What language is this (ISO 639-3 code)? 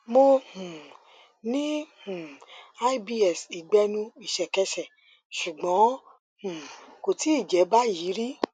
yor